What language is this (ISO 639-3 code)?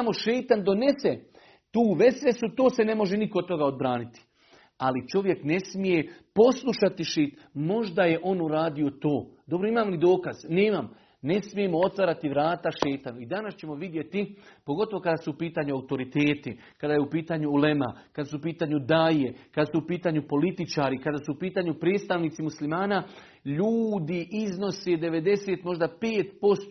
hrv